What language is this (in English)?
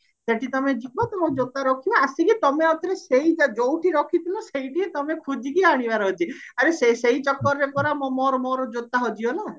Odia